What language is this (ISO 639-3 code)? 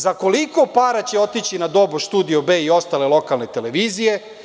srp